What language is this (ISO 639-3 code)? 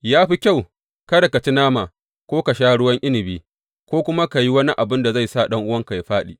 hau